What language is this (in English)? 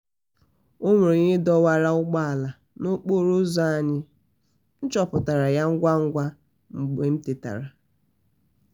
Igbo